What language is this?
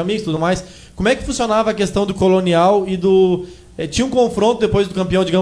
Portuguese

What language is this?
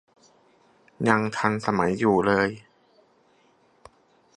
Thai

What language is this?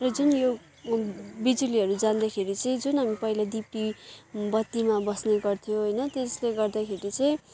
Nepali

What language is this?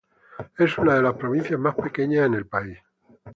Spanish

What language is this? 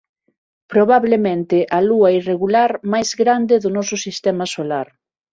Galician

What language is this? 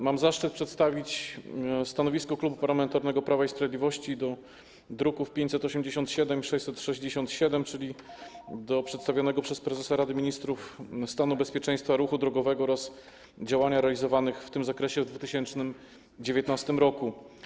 Polish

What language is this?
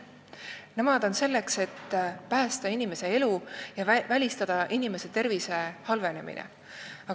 Estonian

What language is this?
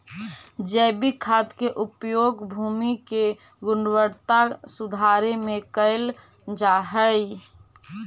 Magahi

